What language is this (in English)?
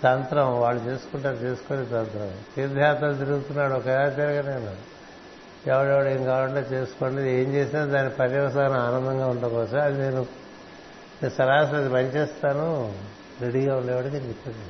Telugu